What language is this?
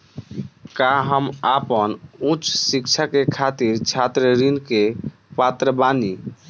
Bhojpuri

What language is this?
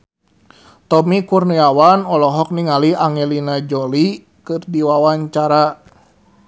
Sundanese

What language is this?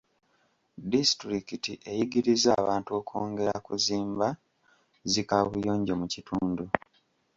Ganda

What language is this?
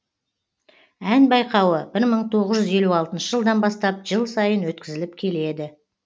Kazakh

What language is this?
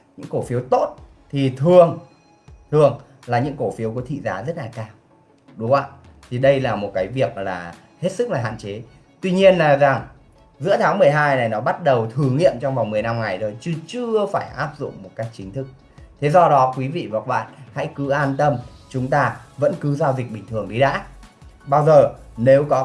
Vietnamese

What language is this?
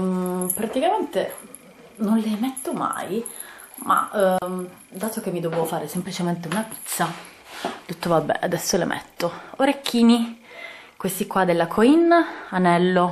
Italian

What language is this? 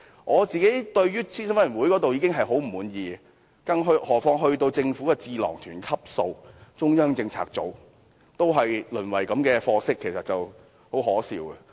Cantonese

